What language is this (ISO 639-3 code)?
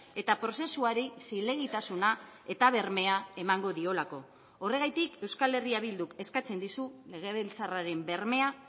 eus